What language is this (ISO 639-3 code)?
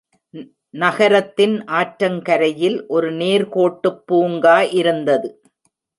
tam